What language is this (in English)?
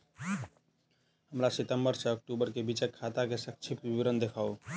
Maithili